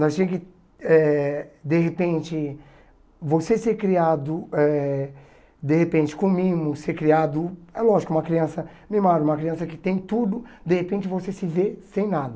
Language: Portuguese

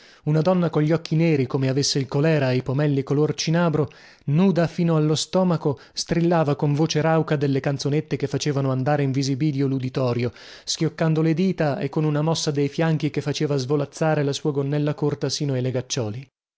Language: Italian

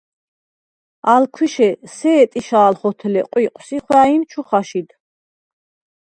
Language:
Svan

